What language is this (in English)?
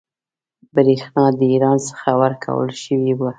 Pashto